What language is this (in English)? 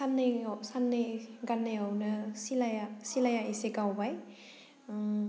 Bodo